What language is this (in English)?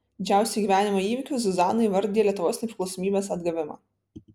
Lithuanian